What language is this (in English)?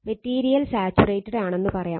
Malayalam